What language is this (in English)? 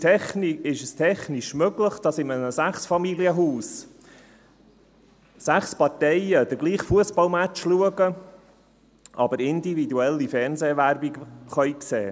Swiss German